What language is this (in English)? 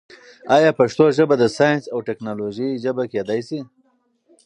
Pashto